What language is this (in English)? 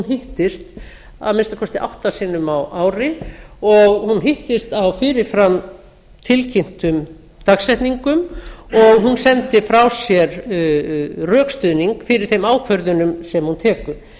Icelandic